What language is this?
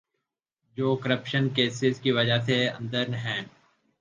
Urdu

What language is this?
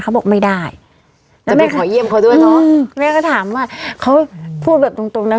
Thai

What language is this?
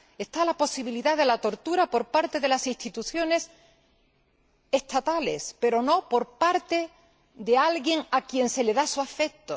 Spanish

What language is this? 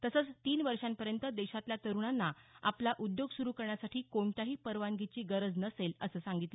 Marathi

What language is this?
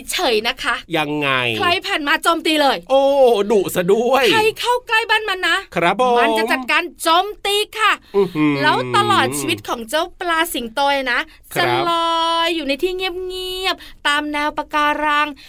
Thai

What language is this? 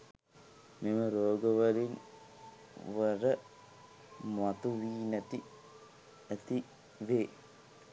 Sinhala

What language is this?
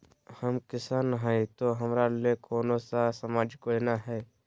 Magahi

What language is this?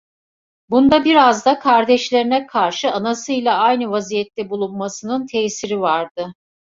Turkish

